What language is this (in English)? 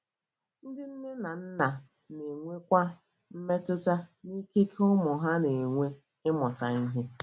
Igbo